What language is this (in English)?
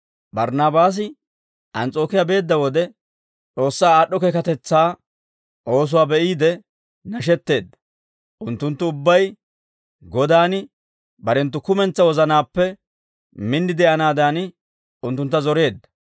Dawro